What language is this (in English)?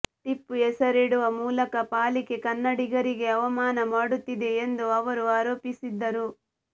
Kannada